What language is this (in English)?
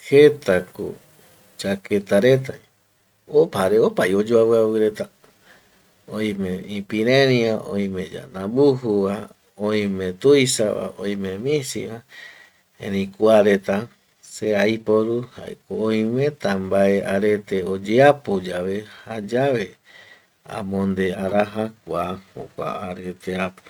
Eastern Bolivian Guaraní